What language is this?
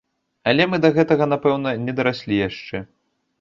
Belarusian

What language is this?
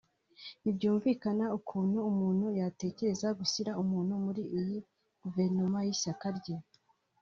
Kinyarwanda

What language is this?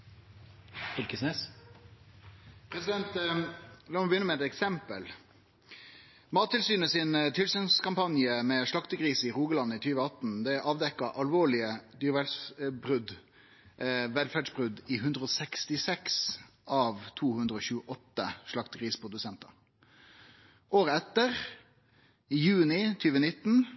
Norwegian Nynorsk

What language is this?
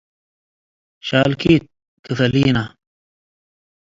Tigre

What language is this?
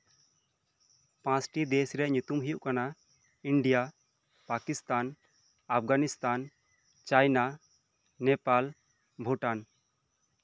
Santali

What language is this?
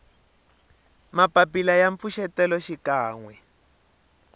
Tsonga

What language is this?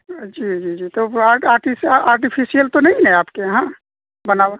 Urdu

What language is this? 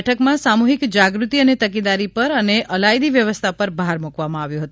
Gujarati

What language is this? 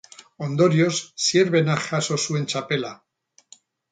Basque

